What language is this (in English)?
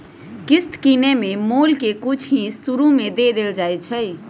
Magahi